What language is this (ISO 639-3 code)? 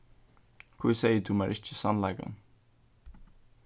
fao